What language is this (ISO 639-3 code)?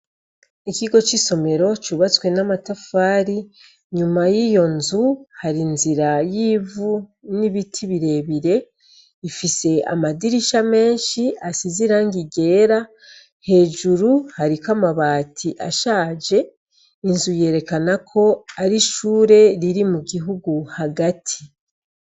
run